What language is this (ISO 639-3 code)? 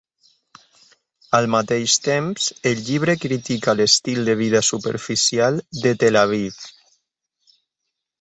cat